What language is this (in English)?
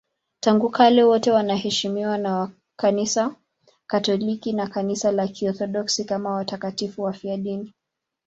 Swahili